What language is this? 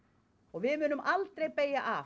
Icelandic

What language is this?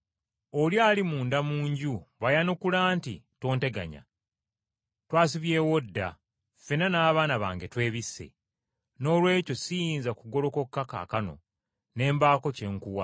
Ganda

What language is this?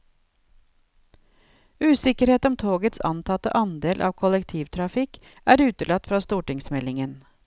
Norwegian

